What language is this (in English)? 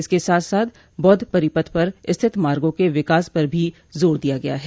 Hindi